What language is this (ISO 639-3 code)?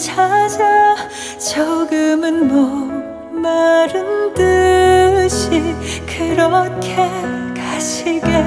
kor